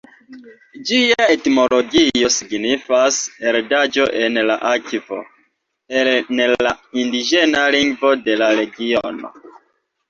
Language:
Esperanto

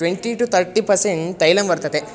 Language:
Sanskrit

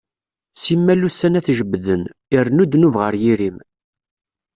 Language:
Kabyle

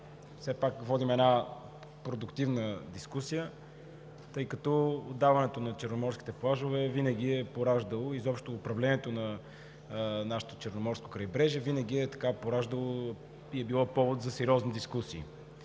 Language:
Bulgarian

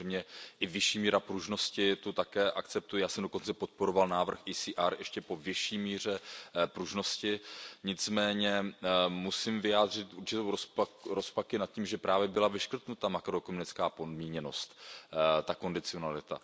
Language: Czech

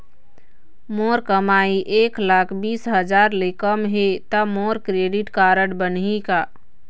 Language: Chhattisgarhi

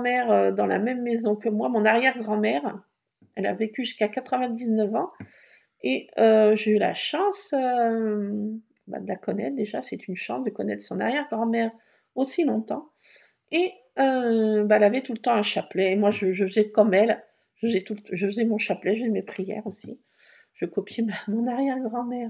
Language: French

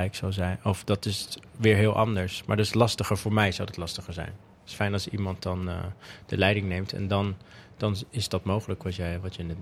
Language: Dutch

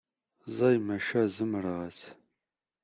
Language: Kabyle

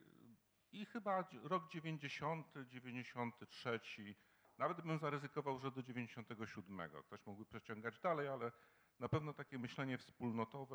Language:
Polish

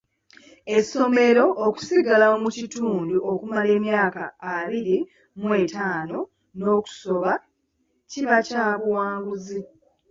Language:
Ganda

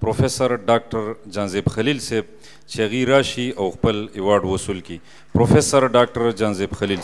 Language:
Romanian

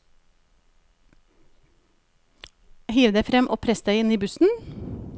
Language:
Norwegian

